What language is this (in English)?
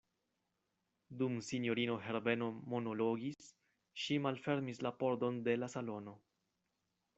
Esperanto